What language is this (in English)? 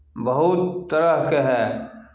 Maithili